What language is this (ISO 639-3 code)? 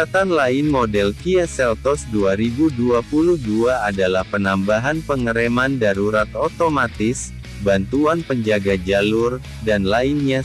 ind